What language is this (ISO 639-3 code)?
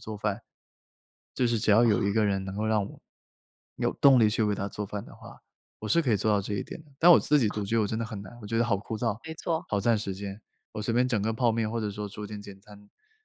zho